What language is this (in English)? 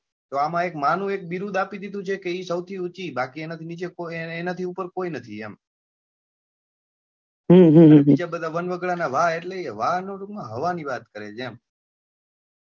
Gujarati